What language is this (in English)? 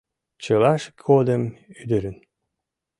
Mari